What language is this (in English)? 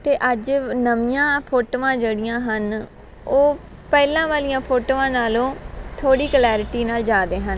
Punjabi